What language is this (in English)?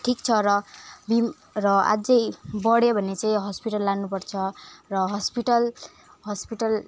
Nepali